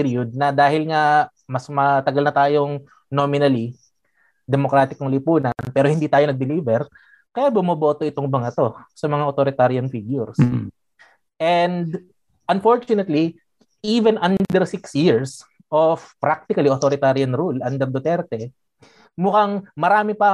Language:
Filipino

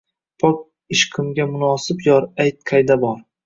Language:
Uzbek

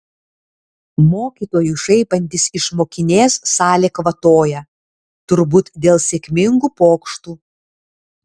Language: Lithuanian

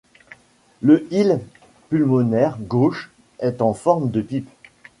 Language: French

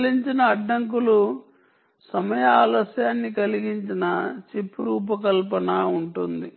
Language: Telugu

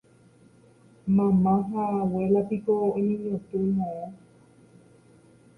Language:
Guarani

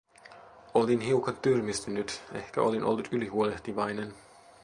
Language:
Finnish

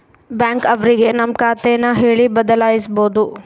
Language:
Kannada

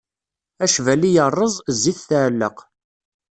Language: Kabyle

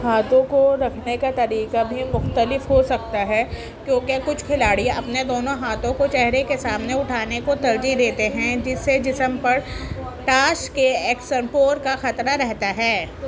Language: Urdu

